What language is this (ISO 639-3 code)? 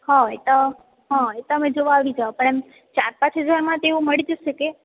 guj